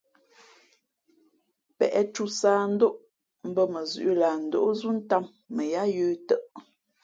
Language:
Fe'fe'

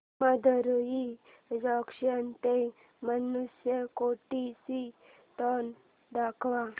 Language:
Marathi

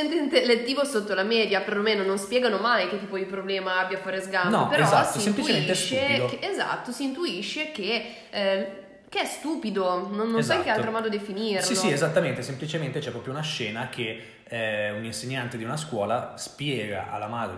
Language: Italian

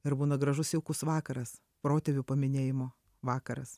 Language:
Lithuanian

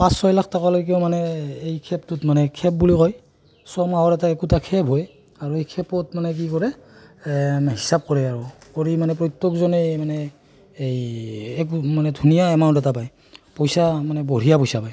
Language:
Assamese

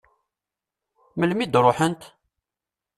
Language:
Kabyle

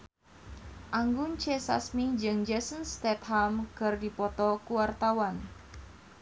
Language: Sundanese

